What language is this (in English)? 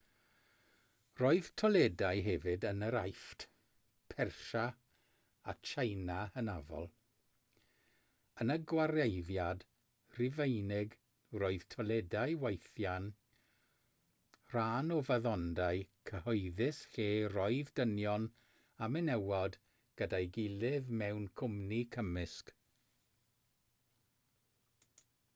Welsh